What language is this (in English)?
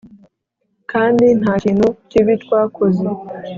Kinyarwanda